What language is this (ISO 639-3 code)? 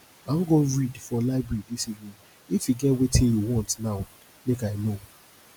pcm